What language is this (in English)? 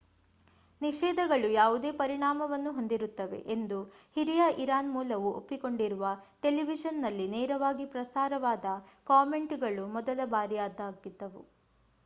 Kannada